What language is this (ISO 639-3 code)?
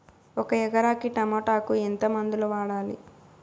tel